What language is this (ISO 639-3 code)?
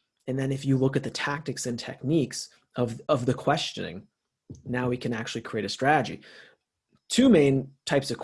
eng